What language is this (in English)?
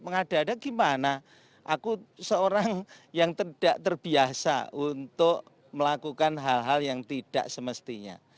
Indonesian